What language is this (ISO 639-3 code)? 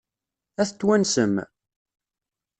kab